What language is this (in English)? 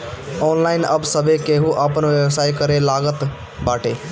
Bhojpuri